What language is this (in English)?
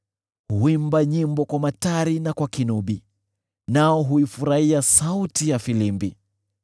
Swahili